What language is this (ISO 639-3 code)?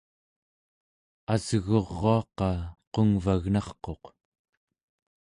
esu